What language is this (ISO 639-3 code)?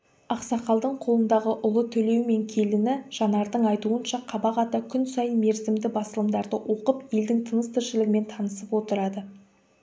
kaz